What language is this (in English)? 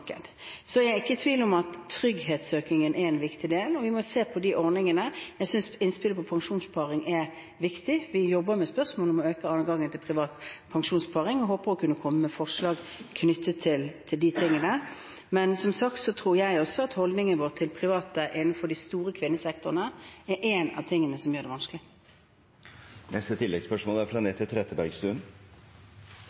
Norwegian